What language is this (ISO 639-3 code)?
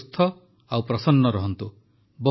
ori